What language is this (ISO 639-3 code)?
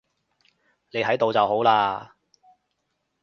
yue